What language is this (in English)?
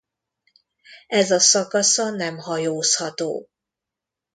Hungarian